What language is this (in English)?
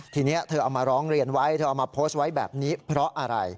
Thai